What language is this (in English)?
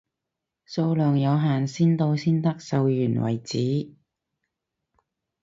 Cantonese